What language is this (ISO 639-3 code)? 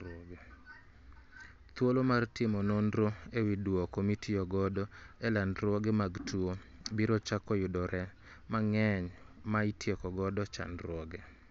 luo